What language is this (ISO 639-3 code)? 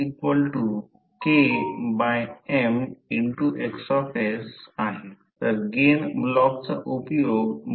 mar